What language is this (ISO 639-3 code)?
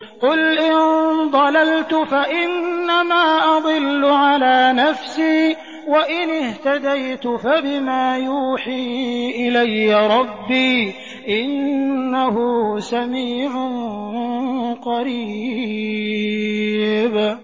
ara